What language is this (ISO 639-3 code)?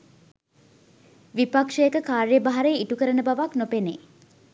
sin